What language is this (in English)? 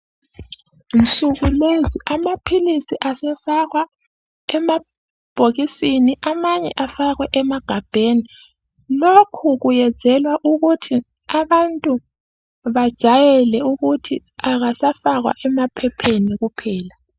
North Ndebele